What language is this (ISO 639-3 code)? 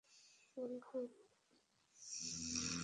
ben